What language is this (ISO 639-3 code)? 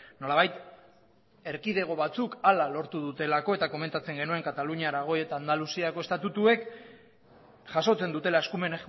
eus